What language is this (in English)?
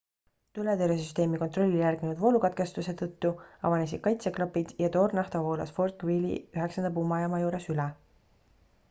Estonian